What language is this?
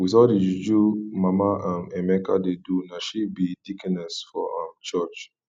Nigerian Pidgin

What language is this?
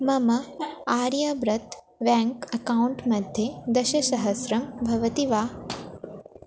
Sanskrit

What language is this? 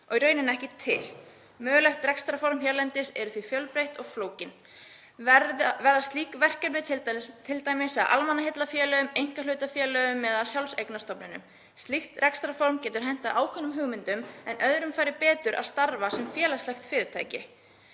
Icelandic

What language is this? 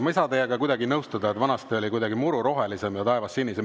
Estonian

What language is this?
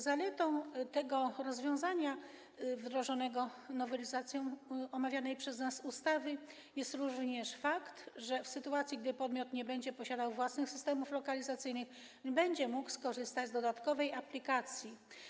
Polish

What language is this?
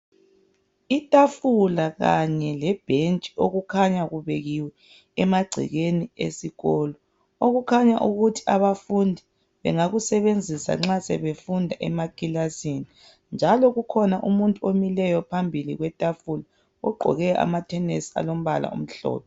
North Ndebele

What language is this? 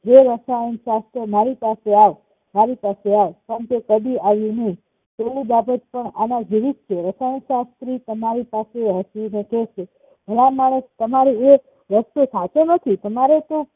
Gujarati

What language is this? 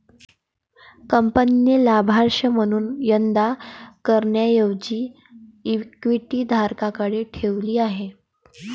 Marathi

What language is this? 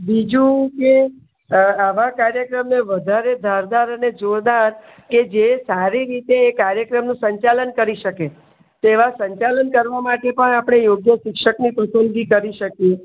Gujarati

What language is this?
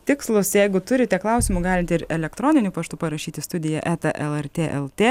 Lithuanian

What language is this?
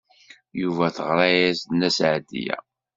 Kabyle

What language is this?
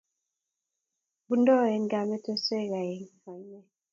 Kalenjin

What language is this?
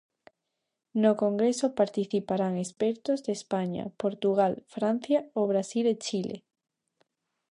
Galician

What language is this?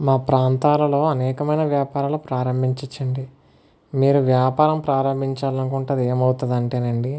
Telugu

